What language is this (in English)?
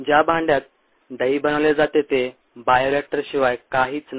Marathi